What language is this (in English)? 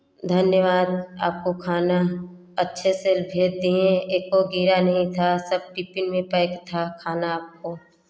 Hindi